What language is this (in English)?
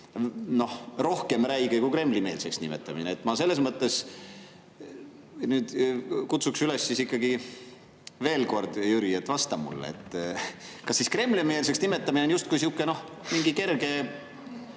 Estonian